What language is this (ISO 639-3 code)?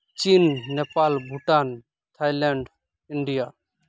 sat